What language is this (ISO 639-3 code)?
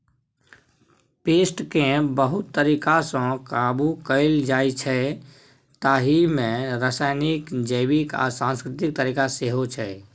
mai